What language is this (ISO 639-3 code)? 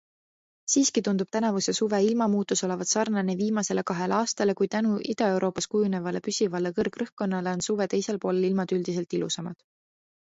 est